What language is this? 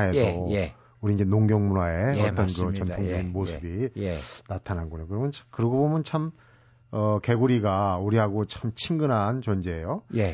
Korean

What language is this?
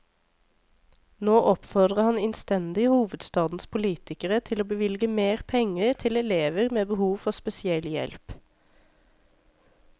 Norwegian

